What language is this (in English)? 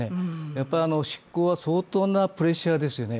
Japanese